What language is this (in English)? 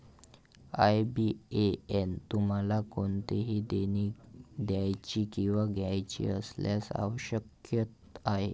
Marathi